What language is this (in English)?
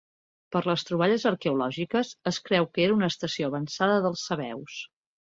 Catalan